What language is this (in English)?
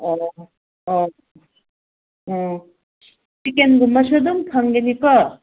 Manipuri